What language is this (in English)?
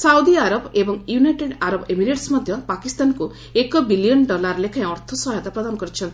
Odia